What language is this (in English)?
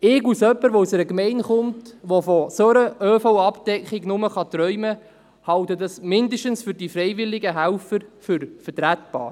Swiss German